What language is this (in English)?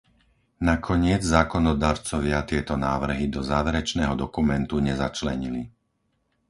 Slovak